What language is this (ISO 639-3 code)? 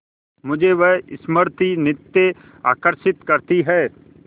hin